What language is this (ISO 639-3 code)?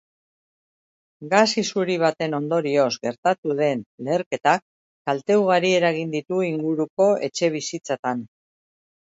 eus